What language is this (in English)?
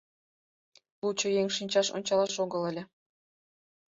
Mari